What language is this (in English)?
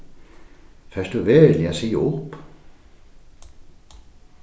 Faroese